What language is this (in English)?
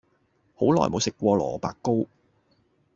Cantonese